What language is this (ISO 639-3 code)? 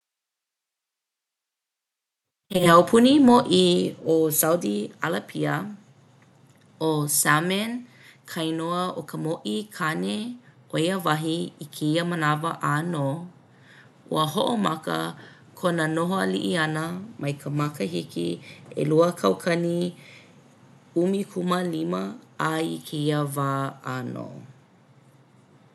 haw